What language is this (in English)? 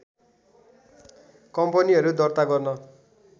Nepali